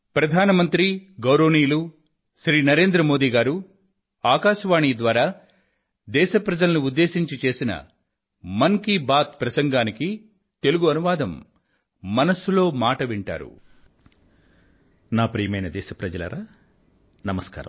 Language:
Telugu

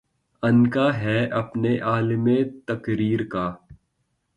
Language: Urdu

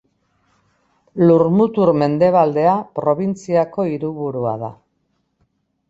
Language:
Basque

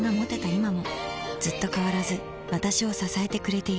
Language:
Japanese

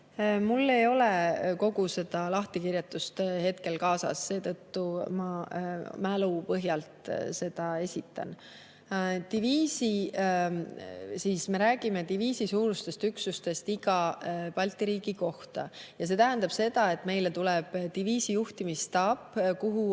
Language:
Estonian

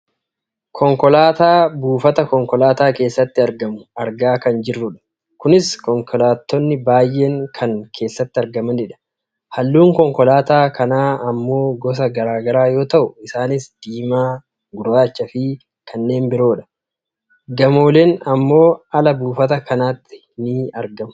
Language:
Oromo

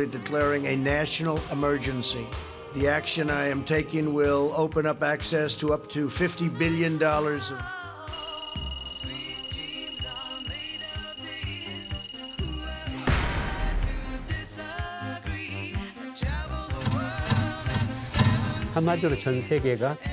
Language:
Korean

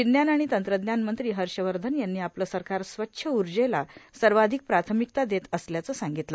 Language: Marathi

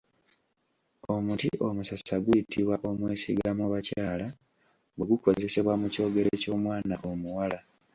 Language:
Ganda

